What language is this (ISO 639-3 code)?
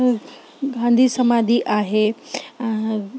snd